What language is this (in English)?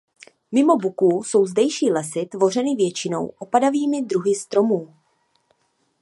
Czech